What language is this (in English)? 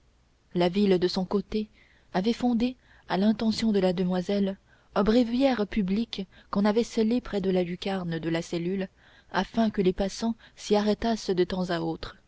French